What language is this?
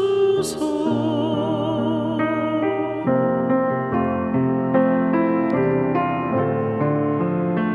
Korean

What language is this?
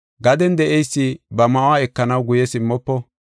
Gofa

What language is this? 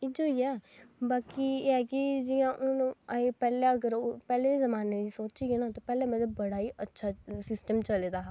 Dogri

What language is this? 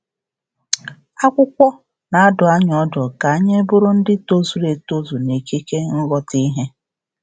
Igbo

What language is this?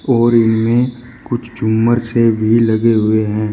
Hindi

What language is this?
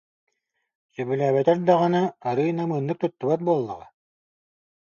Yakut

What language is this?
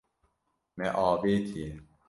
Kurdish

